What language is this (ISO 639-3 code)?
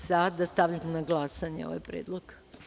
srp